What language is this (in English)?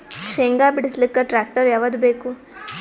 Kannada